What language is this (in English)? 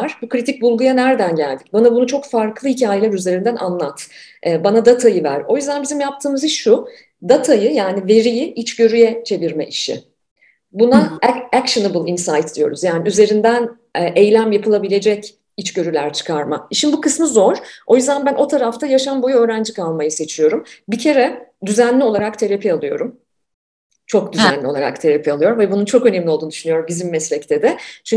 Turkish